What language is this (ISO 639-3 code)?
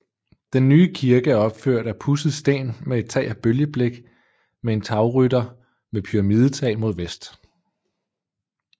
dan